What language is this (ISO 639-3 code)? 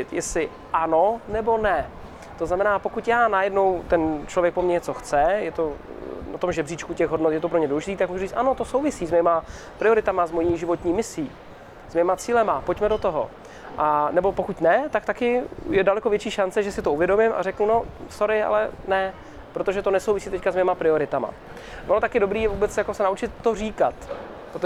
ces